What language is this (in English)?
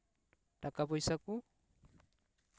Santali